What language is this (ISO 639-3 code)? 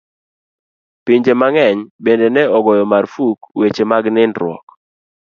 luo